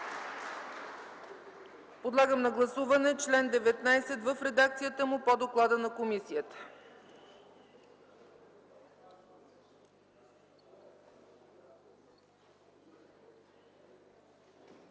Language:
Bulgarian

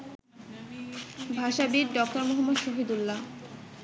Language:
Bangla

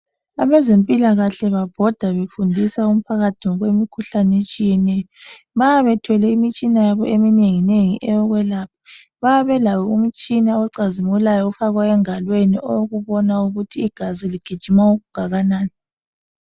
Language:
North Ndebele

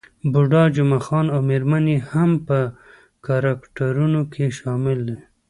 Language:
Pashto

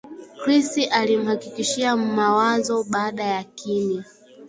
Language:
Swahili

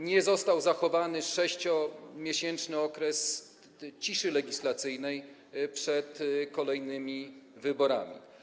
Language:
Polish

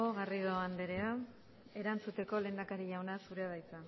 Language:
Basque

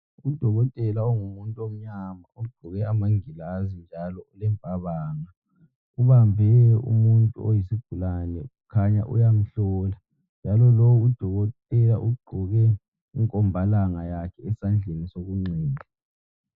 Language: North Ndebele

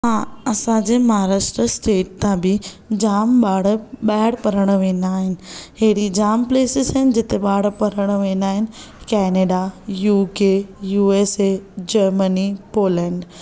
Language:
Sindhi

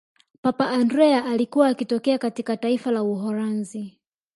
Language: Swahili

